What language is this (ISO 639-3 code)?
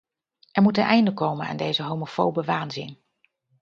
nld